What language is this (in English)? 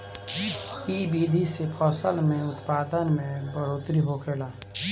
Bhojpuri